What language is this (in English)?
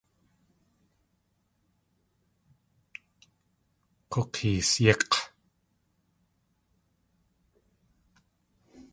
Tlingit